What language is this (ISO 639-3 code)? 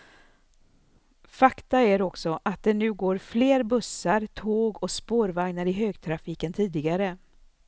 swe